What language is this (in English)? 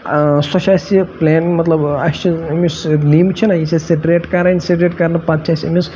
Kashmiri